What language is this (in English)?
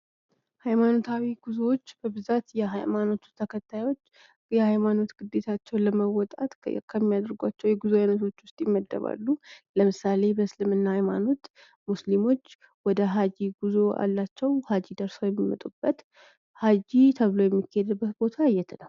Amharic